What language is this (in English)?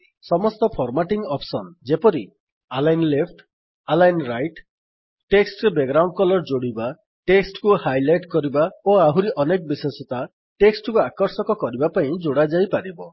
Odia